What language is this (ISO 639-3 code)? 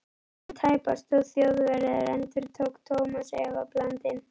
isl